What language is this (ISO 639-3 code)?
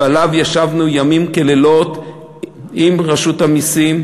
heb